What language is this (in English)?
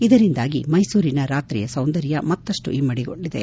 Kannada